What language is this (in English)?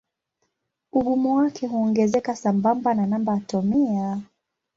Swahili